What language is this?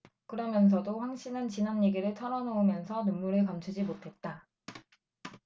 Korean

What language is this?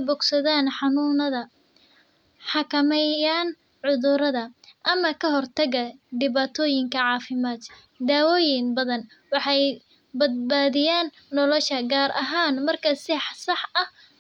Somali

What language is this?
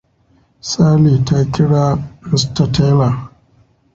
Hausa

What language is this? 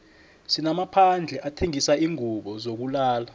South Ndebele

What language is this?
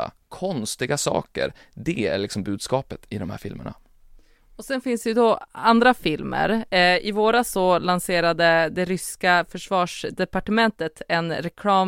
Swedish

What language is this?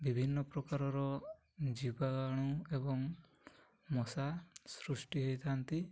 Odia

